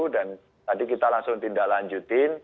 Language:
Indonesian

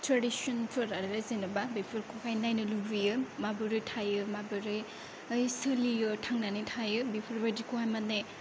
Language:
Bodo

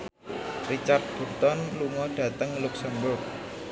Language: Javanese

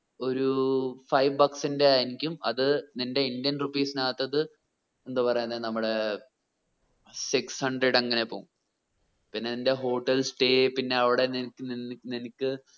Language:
Malayalam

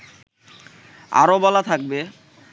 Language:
Bangla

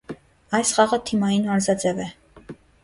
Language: Armenian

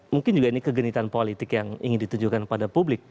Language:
Indonesian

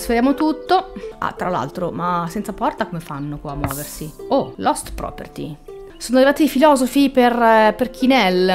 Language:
Italian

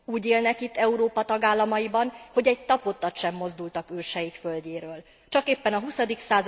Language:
Hungarian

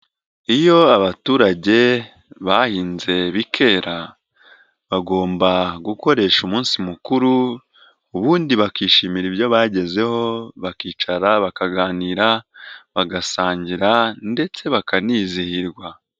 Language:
Kinyarwanda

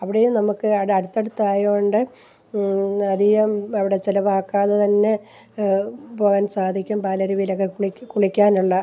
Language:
Malayalam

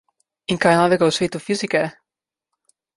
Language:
Slovenian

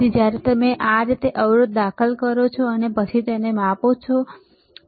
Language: Gujarati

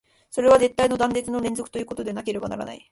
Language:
Japanese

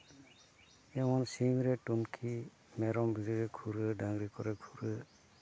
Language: Santali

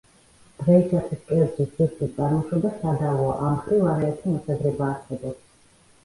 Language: Georgian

